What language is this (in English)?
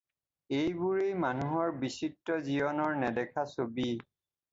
Assamese